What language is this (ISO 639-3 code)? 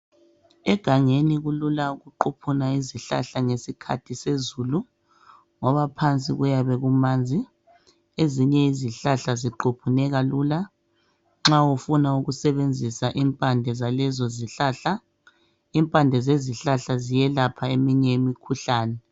nde